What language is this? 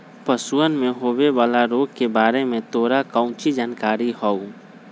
Magahi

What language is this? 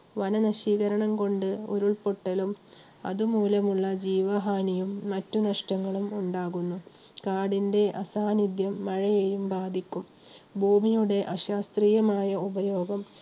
Malayalam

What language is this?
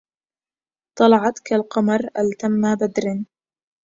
Arabic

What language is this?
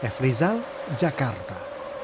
Indonesian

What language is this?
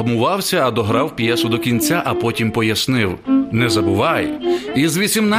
Ukrainian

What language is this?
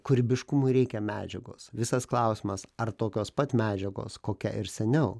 Lithuanian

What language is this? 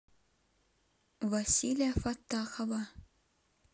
Russian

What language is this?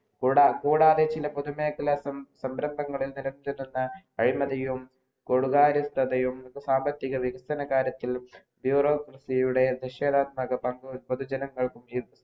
Malayalam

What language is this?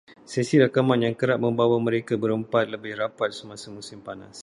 Malay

